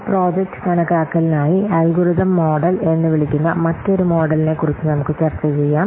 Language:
Malayalam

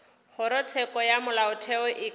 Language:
Northern Sotho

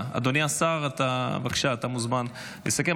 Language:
Hebrew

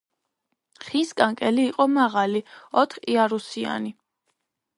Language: Georgian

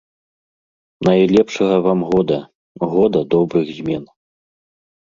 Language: Belarusian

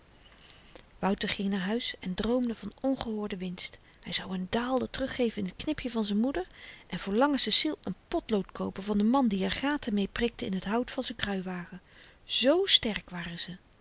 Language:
Dutch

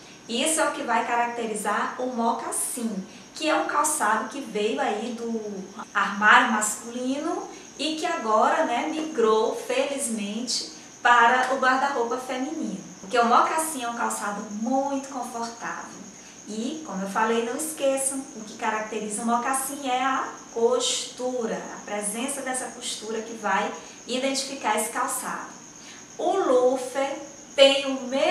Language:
Portuguese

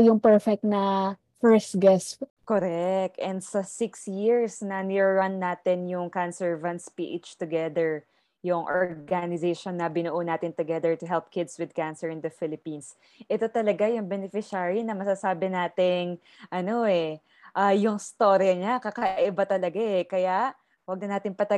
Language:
Filipino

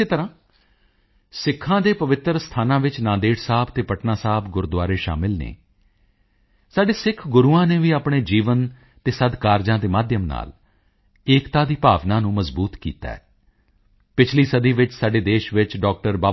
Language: Punjabi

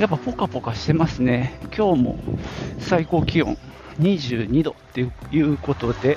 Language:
Japanese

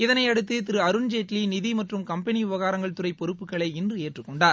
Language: Tamil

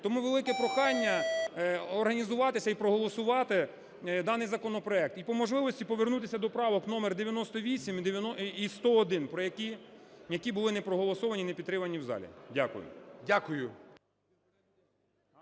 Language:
Ukrainian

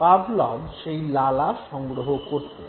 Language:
Bangla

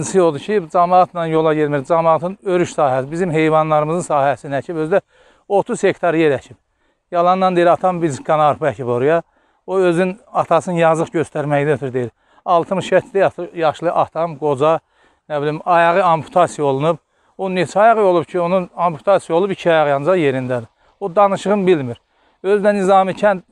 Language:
Turkish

